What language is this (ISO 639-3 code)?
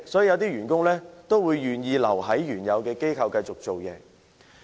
yue